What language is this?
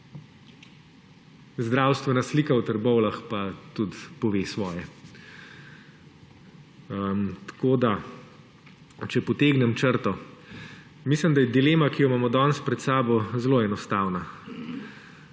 Slovenian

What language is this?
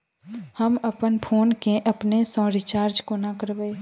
Maithili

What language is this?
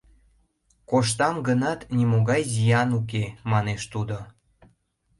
Mari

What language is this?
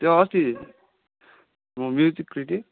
Nepali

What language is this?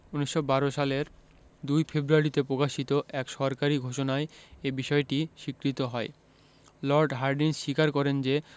Bangla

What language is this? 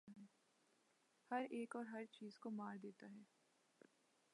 Urdu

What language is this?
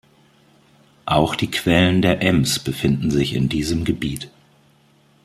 German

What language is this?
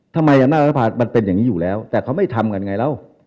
Thai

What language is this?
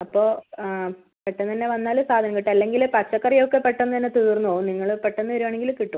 Malayalam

